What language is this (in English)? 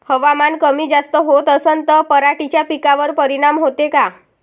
Marathi